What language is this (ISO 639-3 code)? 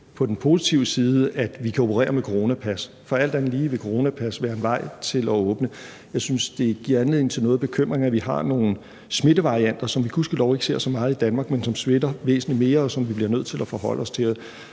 dan